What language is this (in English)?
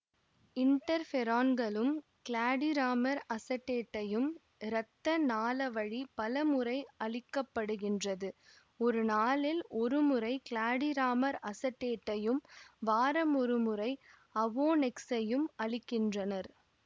Tamil